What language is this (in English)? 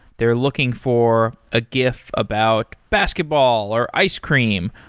English